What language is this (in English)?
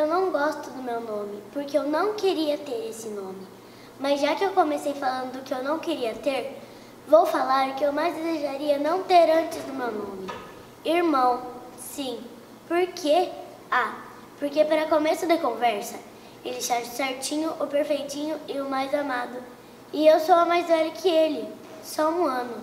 Portuguese